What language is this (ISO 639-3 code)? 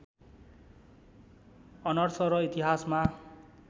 nep